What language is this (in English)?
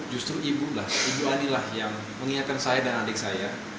Indonesian